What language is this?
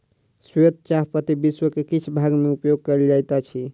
Maithili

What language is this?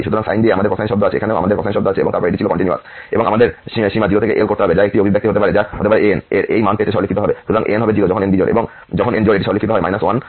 Bangla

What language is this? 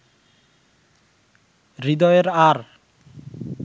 Bangla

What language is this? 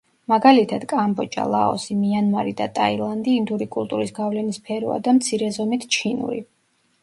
Georgian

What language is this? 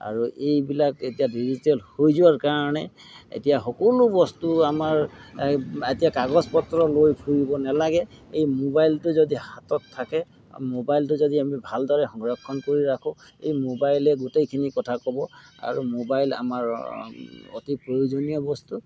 Assamese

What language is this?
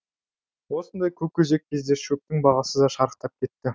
Kazakh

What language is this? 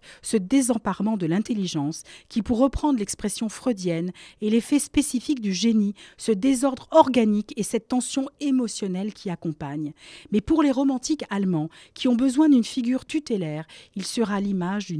French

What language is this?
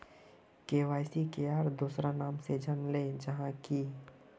Magahi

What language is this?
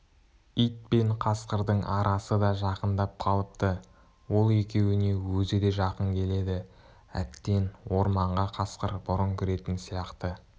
Kazakh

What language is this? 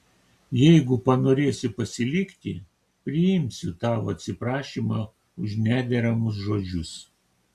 Lithuanian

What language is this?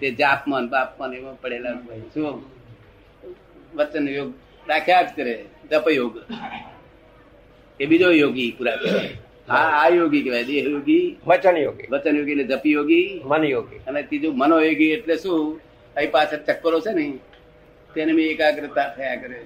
Gujarati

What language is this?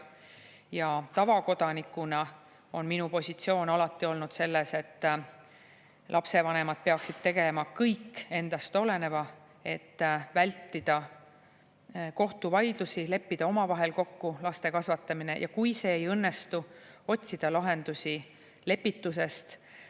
Estonian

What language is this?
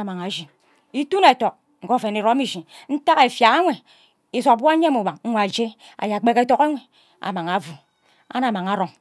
Ubaghara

